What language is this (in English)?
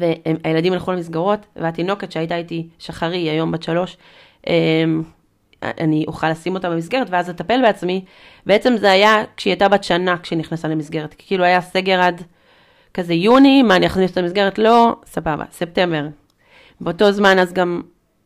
Hebrew